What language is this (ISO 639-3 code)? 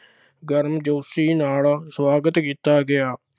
pan